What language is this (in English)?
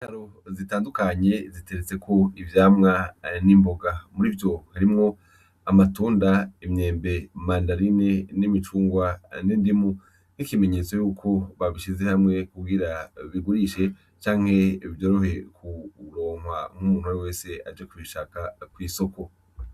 Rundi